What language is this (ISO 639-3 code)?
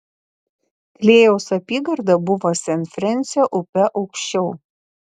lit